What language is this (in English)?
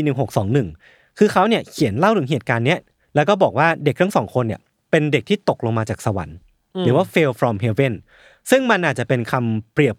Thai